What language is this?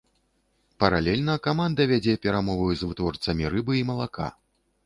Belarusian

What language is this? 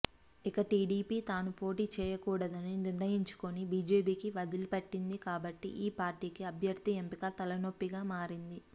Telugu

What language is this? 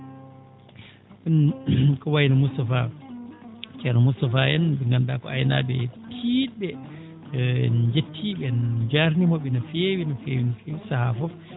Fula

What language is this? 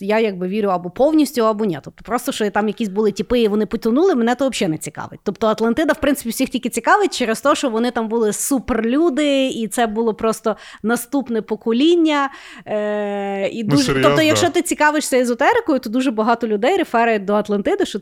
Ukrainian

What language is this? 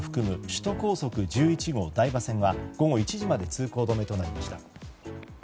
Japanese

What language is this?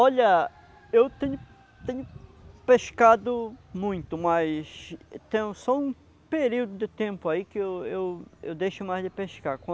Portuguese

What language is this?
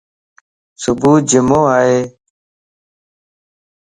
Lasi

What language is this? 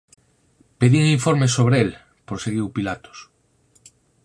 Galician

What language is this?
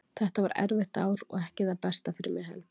Icelandic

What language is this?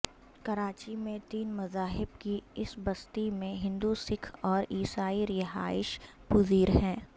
Urdu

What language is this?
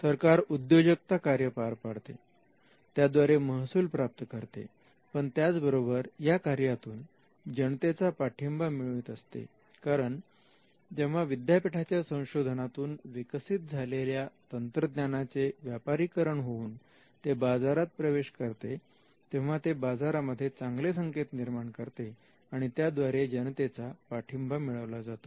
Marathi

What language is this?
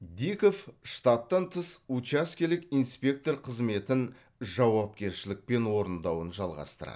Kazakh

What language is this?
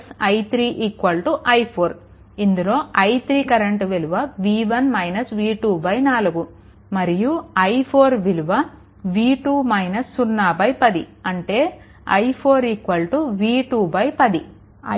Telugu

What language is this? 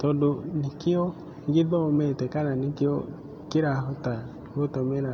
Kikuyu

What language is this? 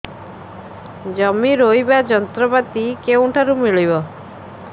Odia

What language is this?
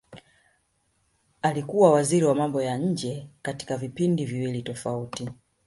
Swahili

